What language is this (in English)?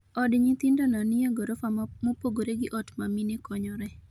Luo (Kenya and Tanzania)